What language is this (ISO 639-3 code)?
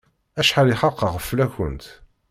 kab